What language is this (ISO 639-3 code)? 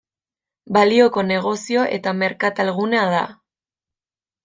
eus